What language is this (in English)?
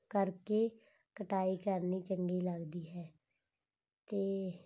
Punjabi